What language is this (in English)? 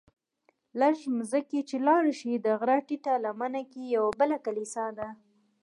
Pashto